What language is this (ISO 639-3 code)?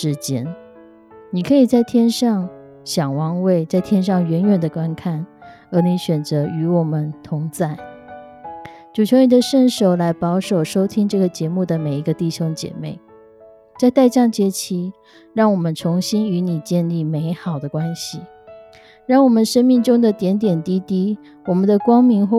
zho